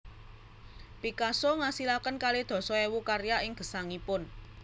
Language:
Javanese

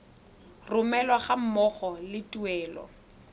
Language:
Tswana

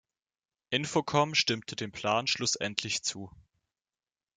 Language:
German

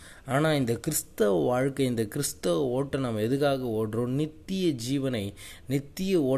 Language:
Tamil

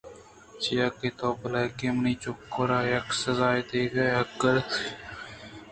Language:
Eastern Balochi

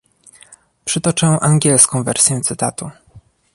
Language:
Polish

